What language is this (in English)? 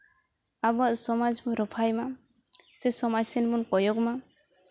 Santali